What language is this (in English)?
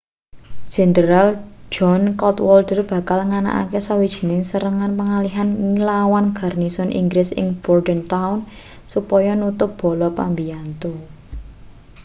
Javanese